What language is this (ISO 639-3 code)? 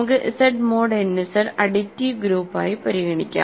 mal